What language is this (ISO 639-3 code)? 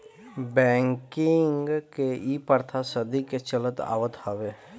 bho